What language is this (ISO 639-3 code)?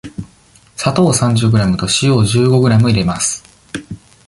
jpn